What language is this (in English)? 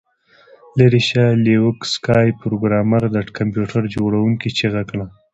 Pashto